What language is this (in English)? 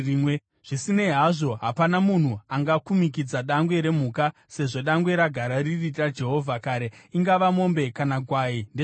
Shona